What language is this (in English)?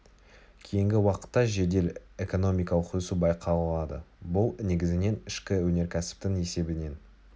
Kazakh